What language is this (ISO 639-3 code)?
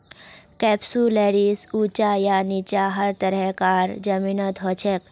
mag